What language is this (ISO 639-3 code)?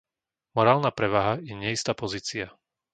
slk